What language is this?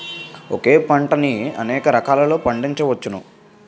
Telugu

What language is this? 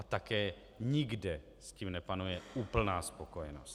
Czech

